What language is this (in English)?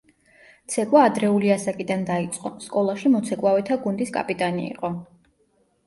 Georgian